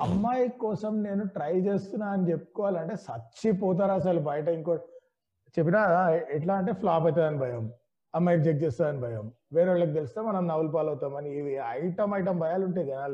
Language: Telugu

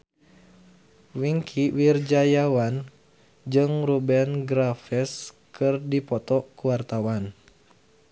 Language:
Sundanese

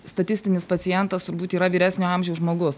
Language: Lithuanian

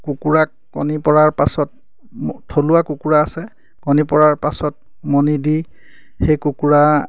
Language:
Assamese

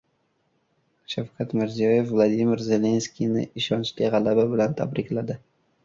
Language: Uzbek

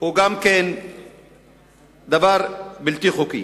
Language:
Hebrew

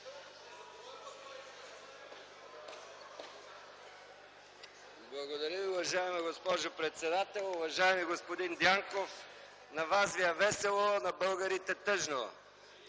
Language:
Bulgarian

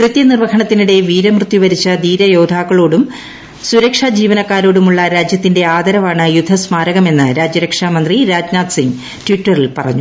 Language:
Malayalam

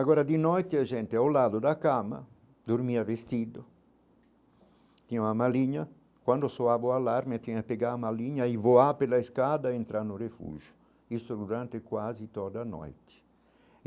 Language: Portuguese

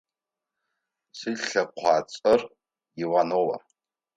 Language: Adyghe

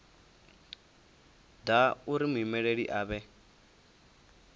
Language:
Venda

